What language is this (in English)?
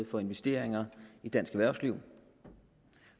Danish